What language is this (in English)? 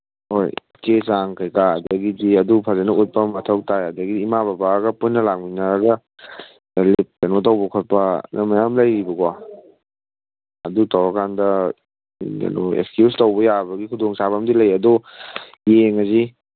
Manipuri